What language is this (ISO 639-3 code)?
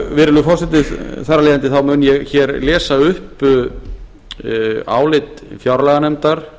isl